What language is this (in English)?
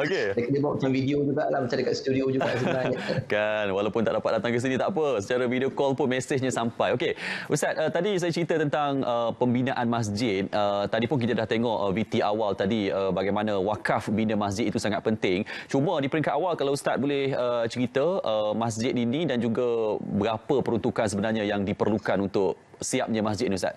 Malay